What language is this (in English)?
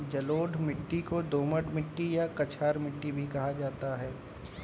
Hindi